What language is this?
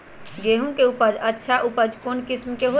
Magahi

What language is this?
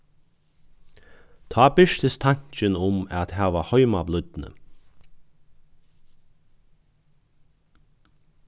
Faroese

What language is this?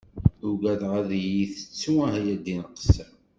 Kabyle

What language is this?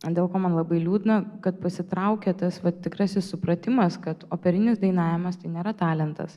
Lithuanian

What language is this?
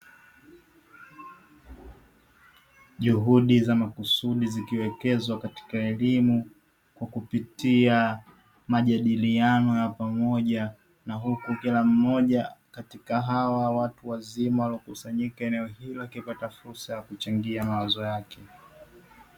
Swahili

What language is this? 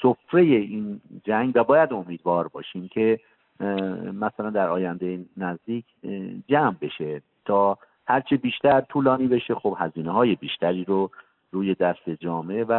Persian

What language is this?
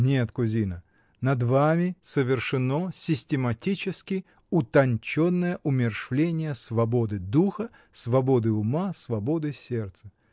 Russian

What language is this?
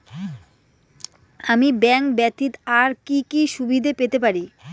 Bangla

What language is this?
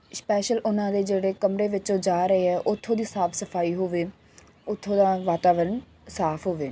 Punjabi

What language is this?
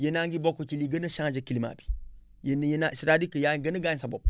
Wolof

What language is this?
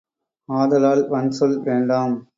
Tamil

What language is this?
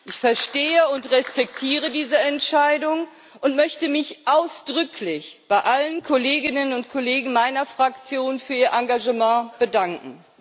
German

